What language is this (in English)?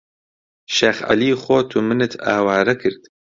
Central Kurdish